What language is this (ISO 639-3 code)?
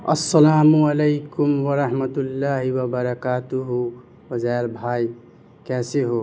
urd